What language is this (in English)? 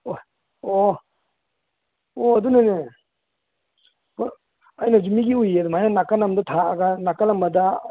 Manipuri